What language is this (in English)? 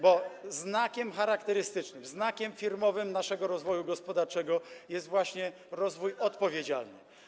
Polish